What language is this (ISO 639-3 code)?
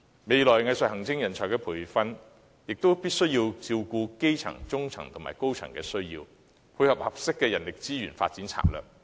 yue